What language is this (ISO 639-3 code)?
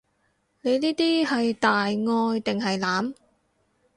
yue